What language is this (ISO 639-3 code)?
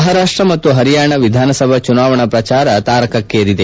kan